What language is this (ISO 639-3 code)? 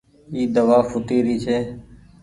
gig